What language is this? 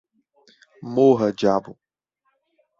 Portuguese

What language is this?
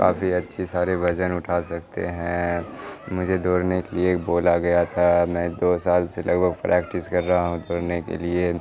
Urdu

